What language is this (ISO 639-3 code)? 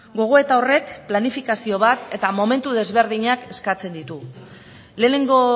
eus